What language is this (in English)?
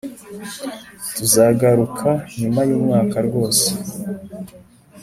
Kinyarwanda